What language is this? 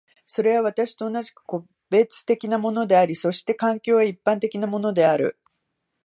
Japanese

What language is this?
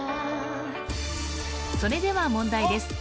Japanese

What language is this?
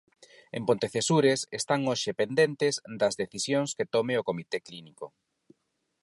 Galician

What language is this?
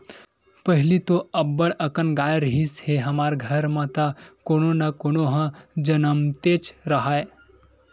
Chhattisgarhi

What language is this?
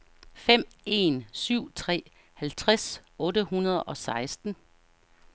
Danish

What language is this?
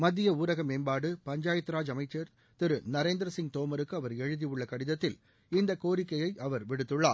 Tamil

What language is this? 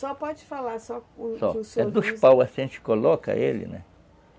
Portuguese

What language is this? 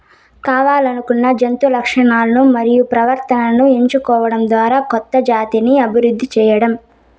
Telugu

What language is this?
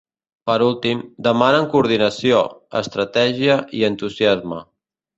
Catalan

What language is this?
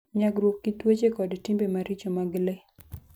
Luo (Kenya and Tanzania)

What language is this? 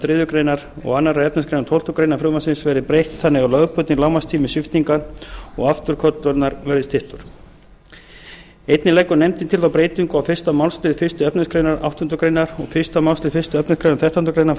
Icelandic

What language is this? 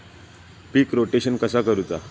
Marathi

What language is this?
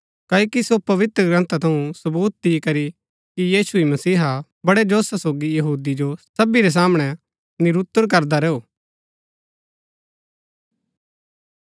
Gaddi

